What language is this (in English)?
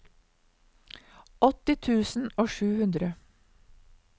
Norwegian